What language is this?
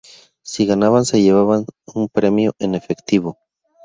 Spanish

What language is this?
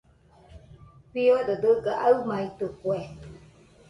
Nüpode Huitoto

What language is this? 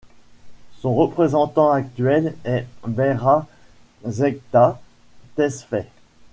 French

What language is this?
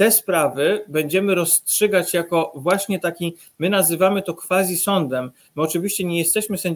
Polish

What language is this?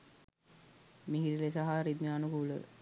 Sinhala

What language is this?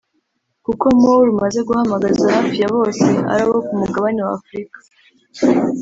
Kinyarwanda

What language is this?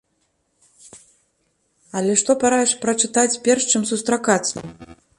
Belarusian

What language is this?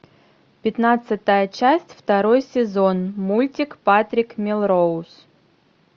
Russian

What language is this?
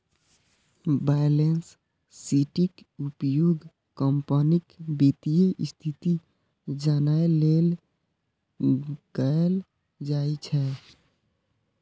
Maithili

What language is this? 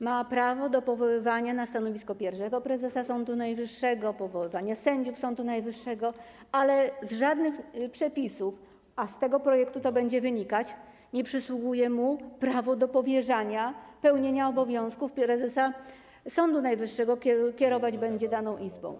Polish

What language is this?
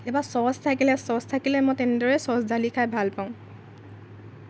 Assamese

